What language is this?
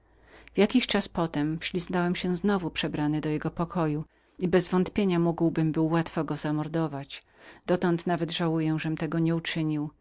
Polish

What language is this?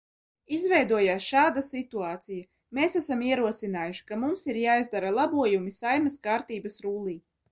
Latvian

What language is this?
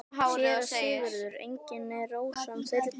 Icelandic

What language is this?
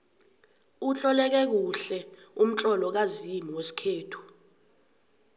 South Ndebele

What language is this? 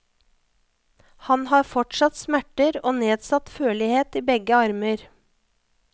Norwegian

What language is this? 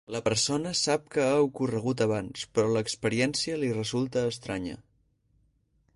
Catalan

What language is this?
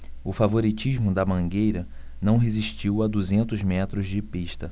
Portuguese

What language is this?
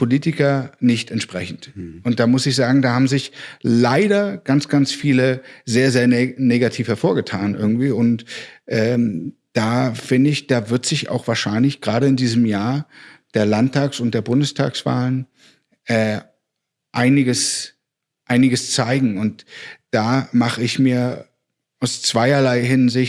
German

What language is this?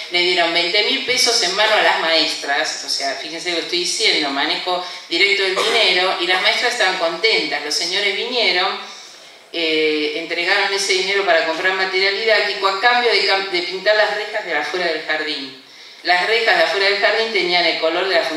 Spanish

